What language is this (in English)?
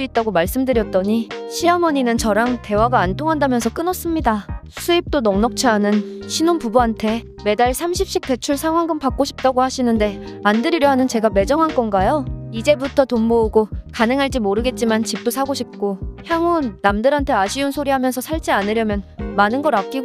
Korean